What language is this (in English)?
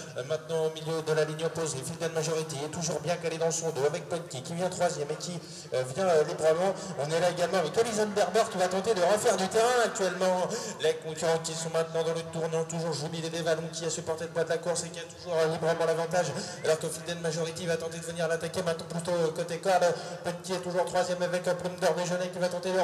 French